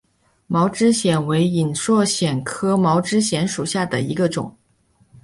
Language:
Chinese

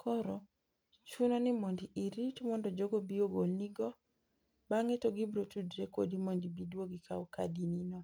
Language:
Luo (Kenya and Tanzania)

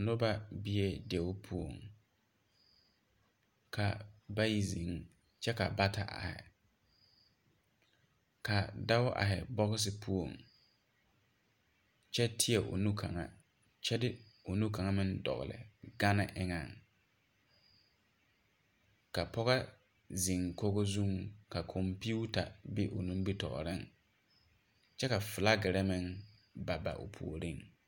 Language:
Southern Dagaare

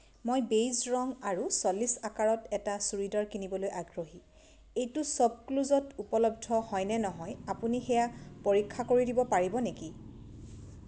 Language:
Assamese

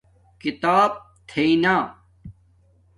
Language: Domaaki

